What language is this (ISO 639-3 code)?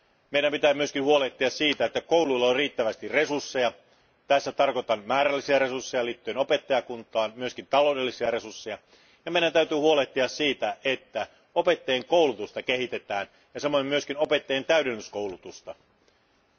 fin